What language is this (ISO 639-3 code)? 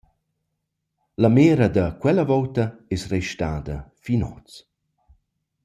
roh